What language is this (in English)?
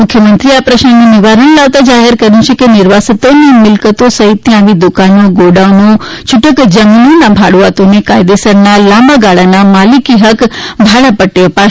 Gujarati